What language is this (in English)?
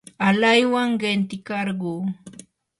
Yanahuanca Pasco Quechua